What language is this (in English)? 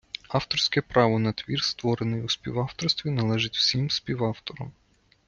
Ukrainian